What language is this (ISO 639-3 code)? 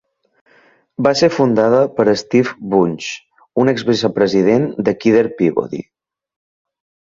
cat